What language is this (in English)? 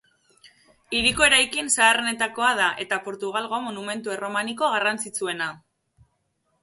Basque